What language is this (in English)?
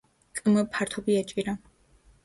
Georgian